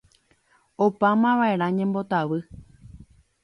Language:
Guarani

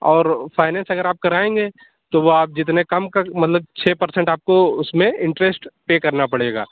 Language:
Urdu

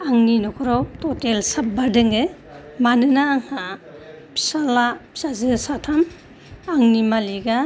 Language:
Bodo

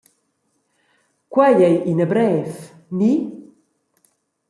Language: Romansh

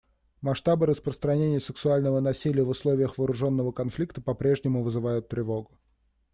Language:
Russian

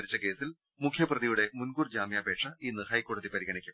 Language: Malayalam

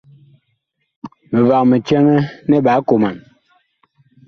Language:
Bakoko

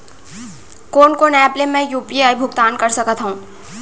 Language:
Chhattisgarhi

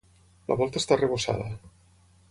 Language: Catalan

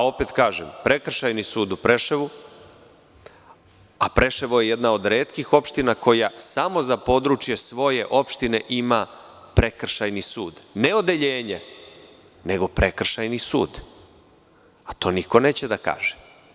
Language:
Serbian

